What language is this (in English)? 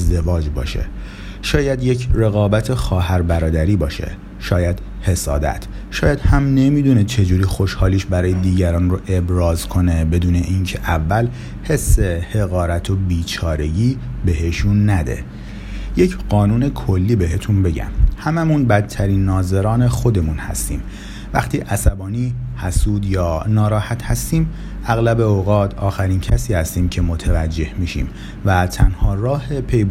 Persian